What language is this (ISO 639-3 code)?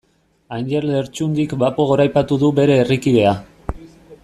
eus